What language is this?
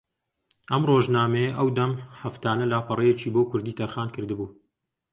Central Kurdish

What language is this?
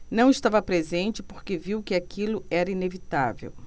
Portuguese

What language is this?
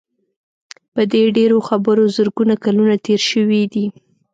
Pashto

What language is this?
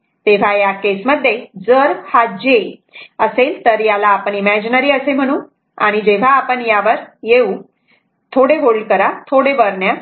Marathi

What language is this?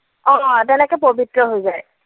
Assamese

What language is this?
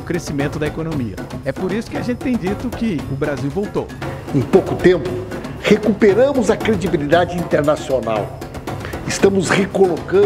Portuguese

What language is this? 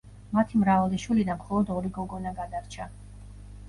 Georgian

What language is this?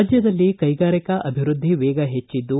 Kannada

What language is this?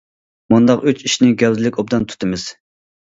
Uyghur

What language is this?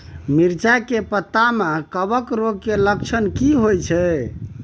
Maithili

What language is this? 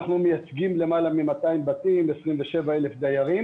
Hebrew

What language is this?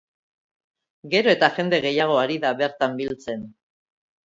Basque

